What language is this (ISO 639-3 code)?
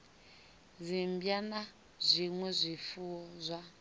ven